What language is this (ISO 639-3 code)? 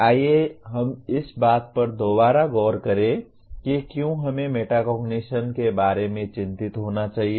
hin